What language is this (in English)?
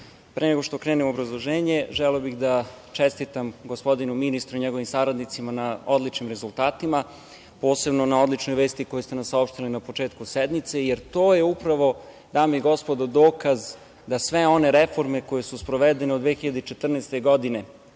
Serbian